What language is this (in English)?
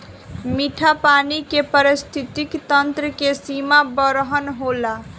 Bhojpuri